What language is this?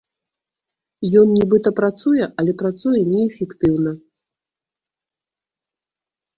Belarusian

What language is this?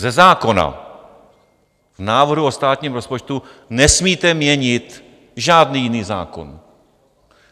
Czech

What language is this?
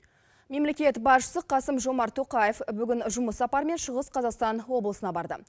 Kazakh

